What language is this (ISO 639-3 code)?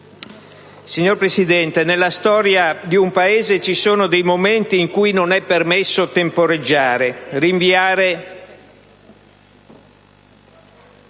ita